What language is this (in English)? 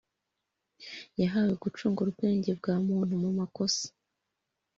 Kinyarwanda